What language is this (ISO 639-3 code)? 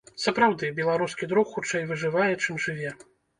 bel